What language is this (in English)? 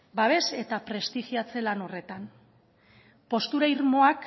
Basque